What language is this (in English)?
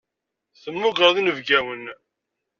Kabyle